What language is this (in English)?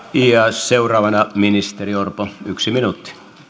Finnish